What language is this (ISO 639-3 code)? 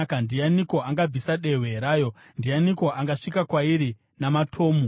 sna